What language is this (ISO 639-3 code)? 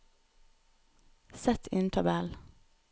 nor